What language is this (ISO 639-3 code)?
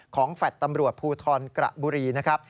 tha